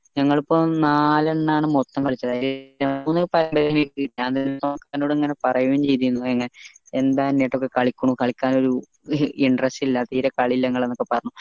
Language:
Malayalam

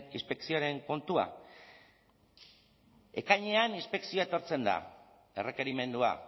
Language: Basque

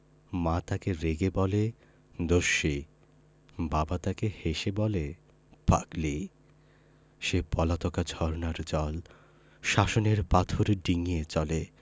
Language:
Bangla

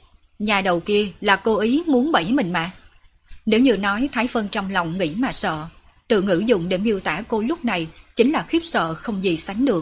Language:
Vietnamese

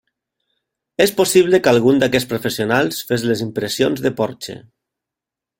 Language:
Catalan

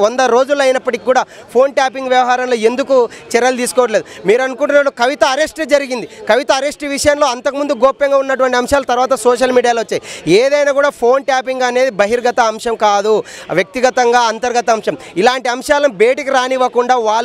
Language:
Telugu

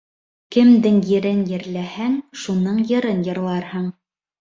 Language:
Bashkir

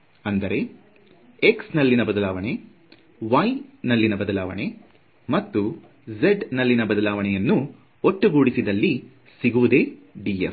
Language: Kannada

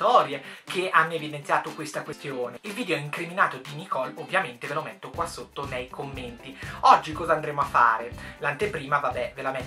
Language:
Italian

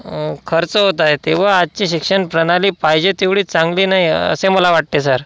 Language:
Marathi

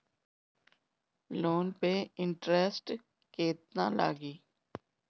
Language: Bhojpuri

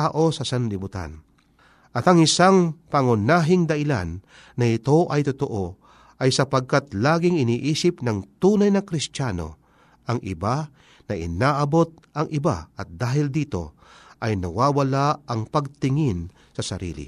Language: Filipino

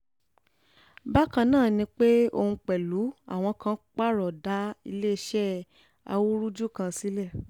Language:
Yoruba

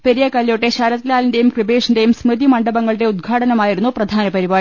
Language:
Malayalam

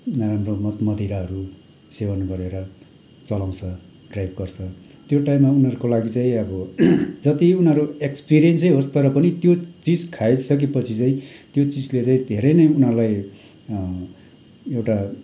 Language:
Nepali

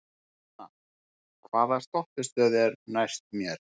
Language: Icelandic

